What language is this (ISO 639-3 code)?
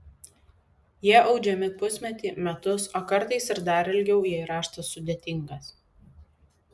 lit